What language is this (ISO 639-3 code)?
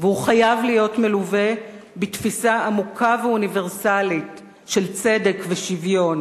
heb